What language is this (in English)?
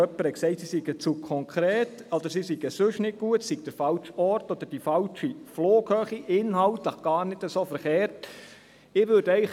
Swiss German